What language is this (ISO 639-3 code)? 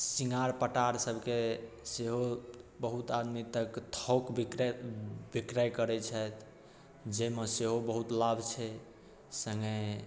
mai